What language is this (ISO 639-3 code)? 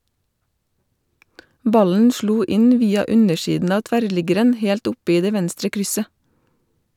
nor